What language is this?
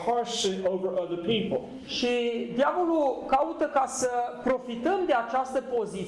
Romanian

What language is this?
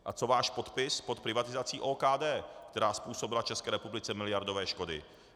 Czech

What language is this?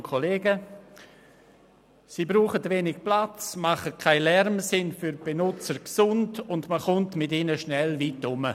Swiss German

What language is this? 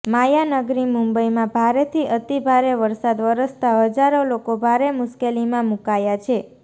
Gujarati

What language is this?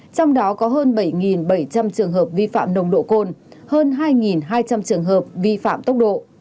Vietnamese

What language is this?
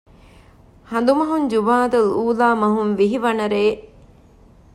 Divehi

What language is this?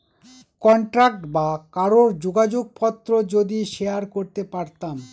Bangla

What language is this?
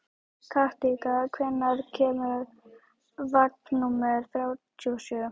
Icelandic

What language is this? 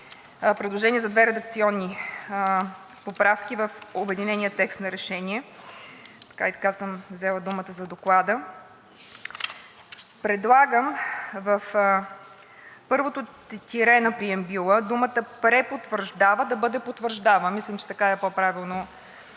Bulgarian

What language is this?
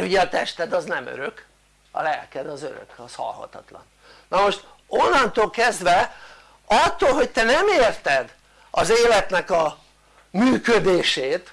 Hungarian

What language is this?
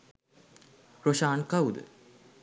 Sinhala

